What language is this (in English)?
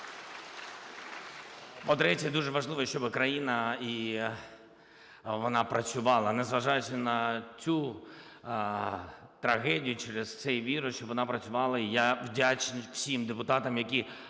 Ukrainian